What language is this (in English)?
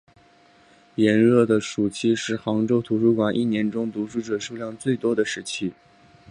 Chinese